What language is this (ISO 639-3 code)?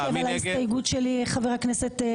heb